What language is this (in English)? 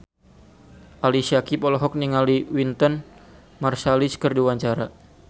Sundanese